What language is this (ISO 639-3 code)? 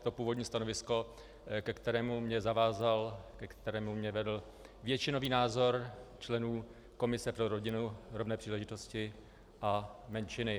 ces